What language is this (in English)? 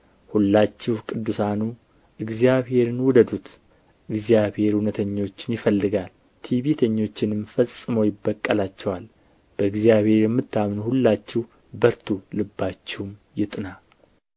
Amharic